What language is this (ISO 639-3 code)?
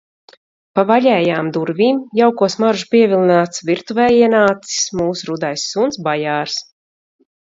lav